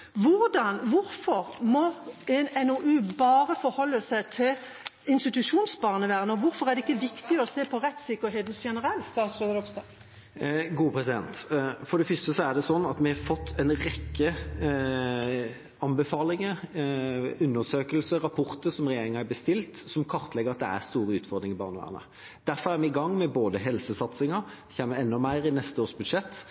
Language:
Norwegian Bokmål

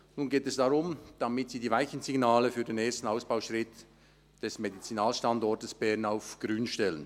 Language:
Swiss German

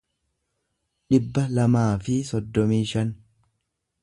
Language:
Oromo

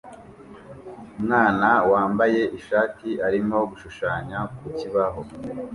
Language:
Kinyarwanda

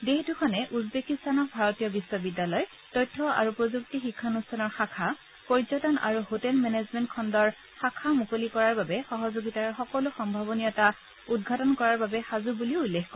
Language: Assamese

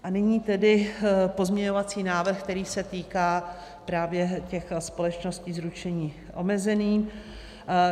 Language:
Czech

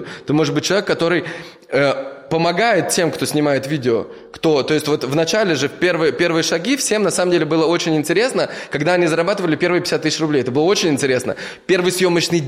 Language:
Russian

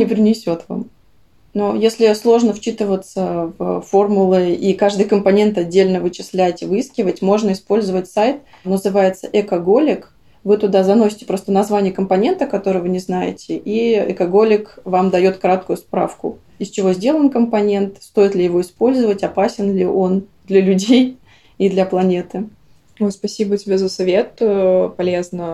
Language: Russian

